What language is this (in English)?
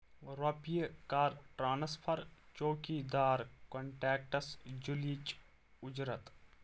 Kashmiri